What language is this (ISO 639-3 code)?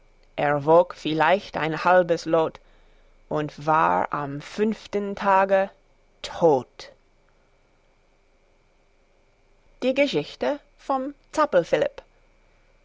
deu